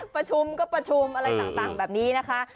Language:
Thai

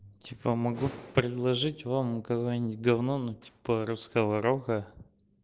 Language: Russian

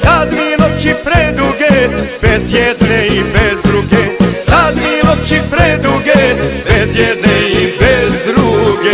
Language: Romanian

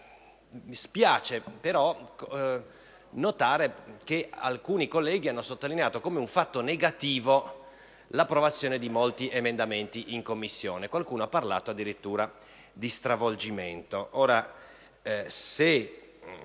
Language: Italian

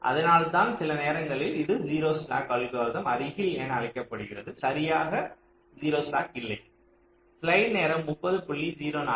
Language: Tamil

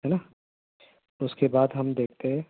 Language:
Urdu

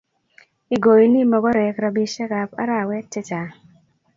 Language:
Kalenjin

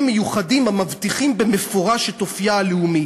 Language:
Hebrew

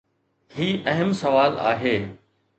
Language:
Sindhi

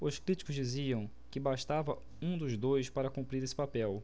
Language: Portuguese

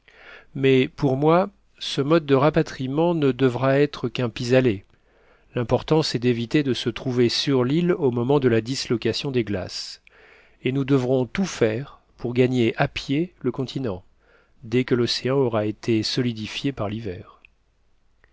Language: French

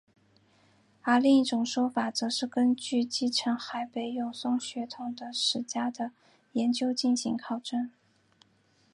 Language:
Chinese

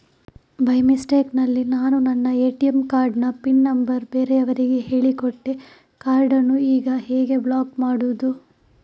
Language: Kannada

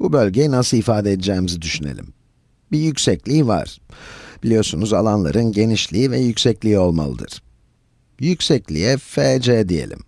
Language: Turkish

